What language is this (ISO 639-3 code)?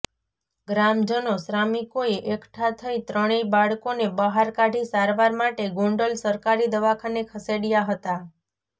guj